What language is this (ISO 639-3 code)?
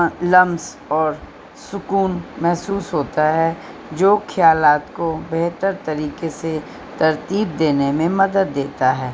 urd